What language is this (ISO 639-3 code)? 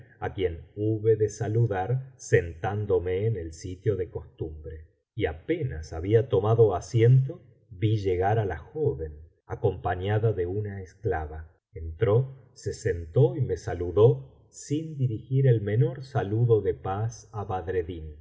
spa